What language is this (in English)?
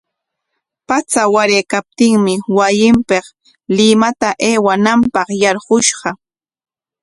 Corongo Ancash Quechua